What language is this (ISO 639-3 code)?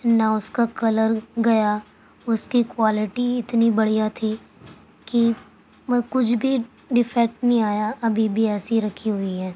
urd